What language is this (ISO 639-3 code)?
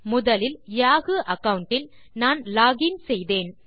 tam